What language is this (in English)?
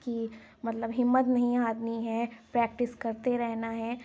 Urdu